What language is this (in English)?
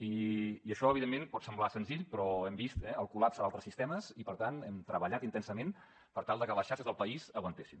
Catalan